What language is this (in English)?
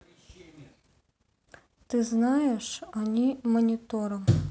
Russian